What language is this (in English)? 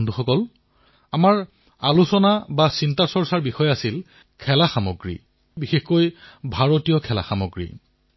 Assamese